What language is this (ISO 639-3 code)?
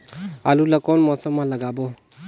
hne